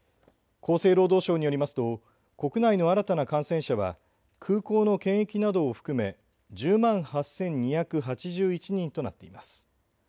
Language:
Japanese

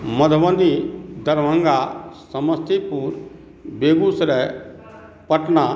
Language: Maithili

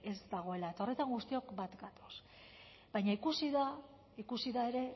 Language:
Basque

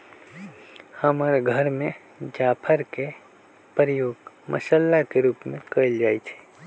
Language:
Magahi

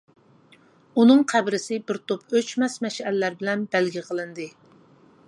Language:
Uyghur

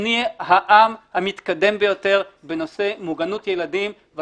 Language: Hebrew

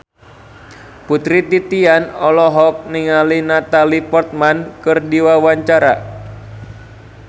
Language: Sundanese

